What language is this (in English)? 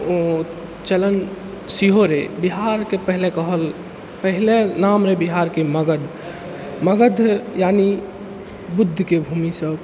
Maithili